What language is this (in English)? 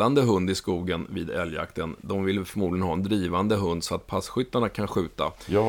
Swedish